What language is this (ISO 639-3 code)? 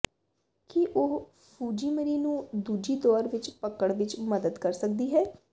pan